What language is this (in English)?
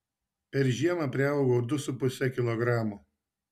Lithuanian